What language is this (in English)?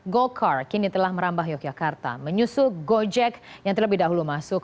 Indonesian